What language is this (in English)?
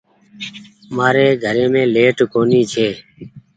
Goaria